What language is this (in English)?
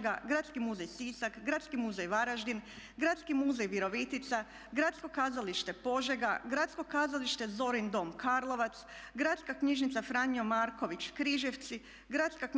Croatian